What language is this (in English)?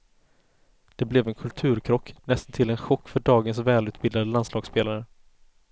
Swedish